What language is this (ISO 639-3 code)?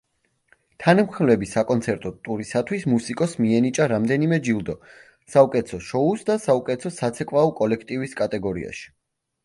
kat